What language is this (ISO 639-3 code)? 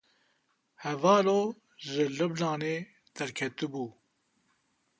kur